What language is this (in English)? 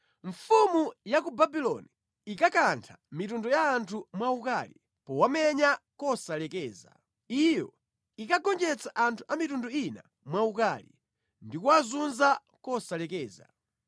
Nyanja